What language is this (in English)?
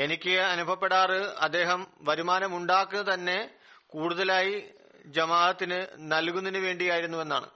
Malayalam